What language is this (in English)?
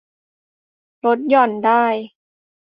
Thai